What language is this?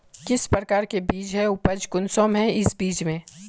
Magahi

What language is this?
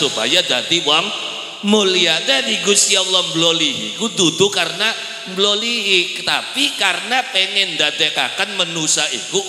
Indonesian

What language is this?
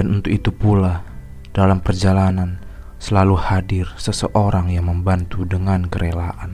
Indonesian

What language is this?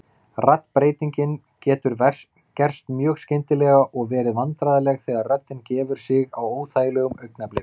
Icelandic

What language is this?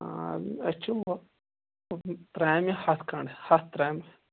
Kashmiri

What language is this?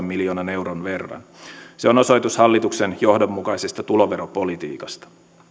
Finnish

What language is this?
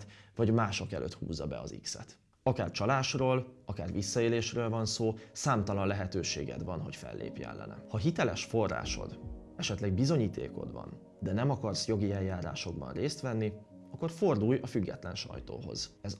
Hungarian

